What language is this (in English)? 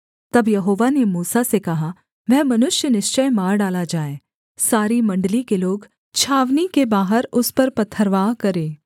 Hindi